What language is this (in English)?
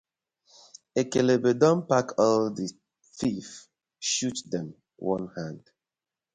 Nigerian Pidgin